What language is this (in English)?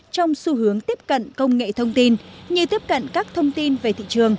Vietnamese